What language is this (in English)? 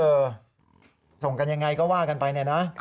Thai